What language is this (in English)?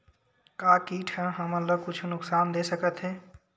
Chhattisgarhi